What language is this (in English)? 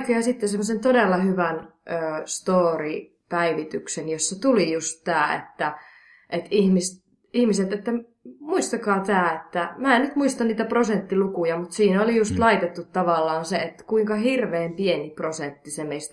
Finnish